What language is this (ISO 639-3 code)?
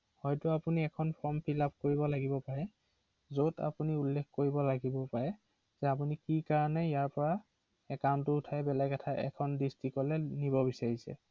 asm